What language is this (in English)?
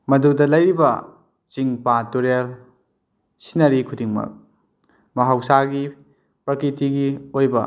Manipuri